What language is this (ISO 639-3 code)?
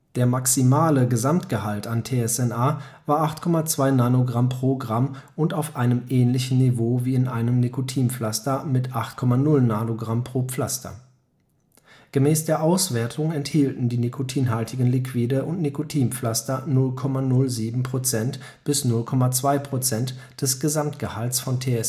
deu